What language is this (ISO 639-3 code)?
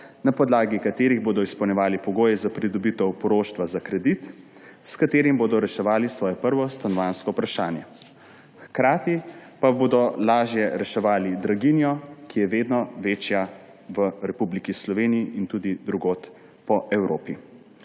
slv